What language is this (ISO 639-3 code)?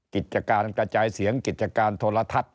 tha